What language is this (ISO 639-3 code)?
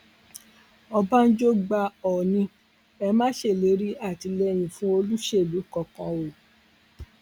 yor